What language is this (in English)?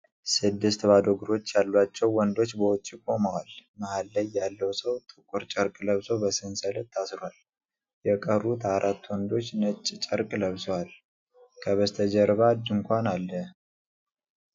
Amharic